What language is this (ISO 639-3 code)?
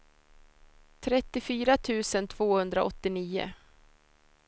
swe